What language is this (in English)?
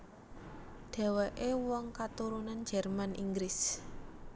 Javanese